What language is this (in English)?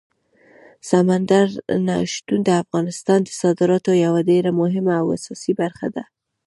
Pashto